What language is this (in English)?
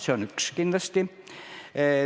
Estonian